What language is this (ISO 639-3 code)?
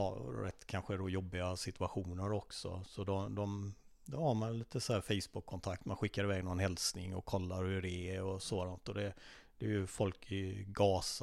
swe